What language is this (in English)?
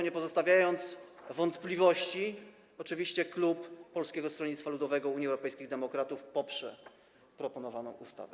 Polish